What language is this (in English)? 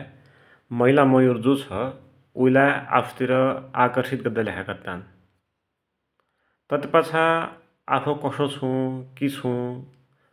Dotyali